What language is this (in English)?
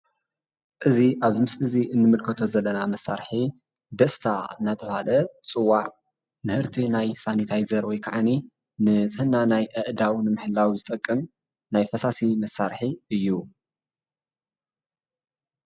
Tigrinya